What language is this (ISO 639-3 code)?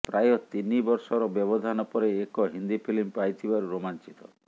ori